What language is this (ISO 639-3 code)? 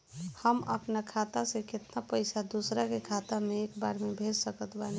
bho